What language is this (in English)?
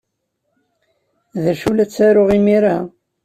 Kabyle